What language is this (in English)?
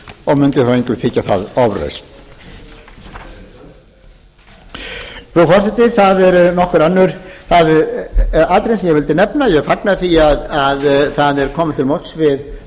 Icelandic